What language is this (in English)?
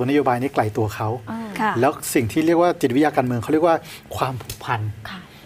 Thai